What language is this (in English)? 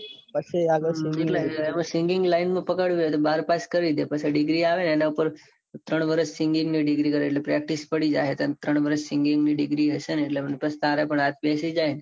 Gujarati